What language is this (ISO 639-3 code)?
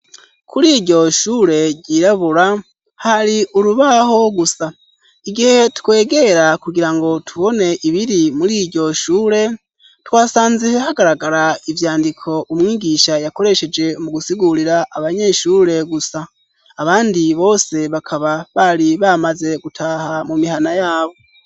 run